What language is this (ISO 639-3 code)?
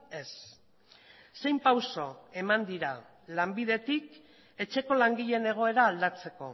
eus